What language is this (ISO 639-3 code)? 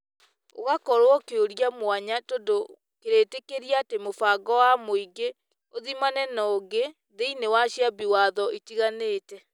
kik